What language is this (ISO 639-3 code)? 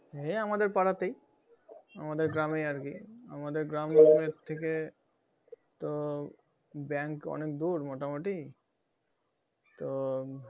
ben